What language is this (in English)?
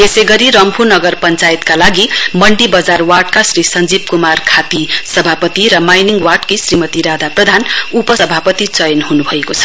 Nepali